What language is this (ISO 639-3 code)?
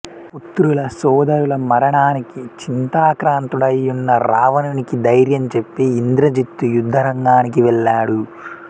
tel